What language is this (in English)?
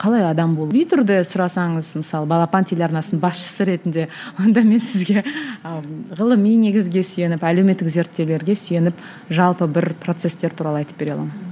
Kazakh